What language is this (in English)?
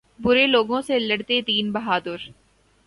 Urdu